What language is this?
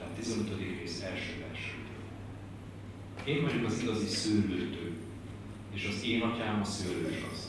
Hungarian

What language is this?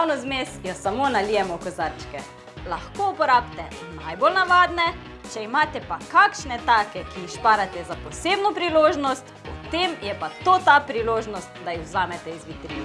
Slovenian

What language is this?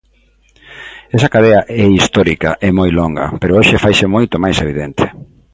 Galician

